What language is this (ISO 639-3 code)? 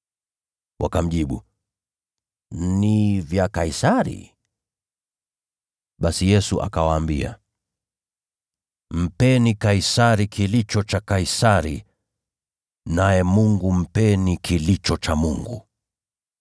swa